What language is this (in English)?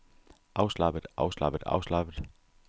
Danish